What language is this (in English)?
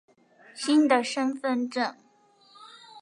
Chinese